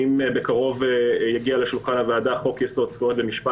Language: Hebrew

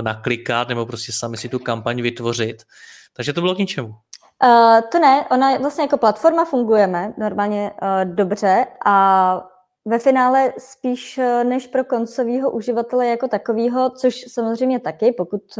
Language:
Czech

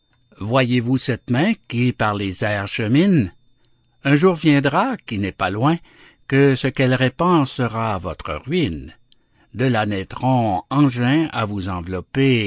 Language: French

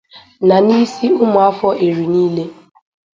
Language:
Igbo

